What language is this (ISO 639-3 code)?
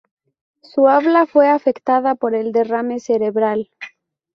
spa